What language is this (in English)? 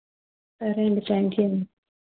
Telugu